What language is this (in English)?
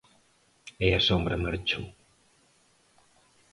Galician